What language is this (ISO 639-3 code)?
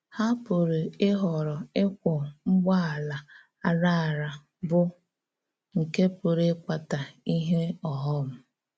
ibo